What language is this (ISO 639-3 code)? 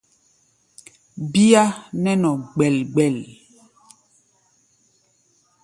gba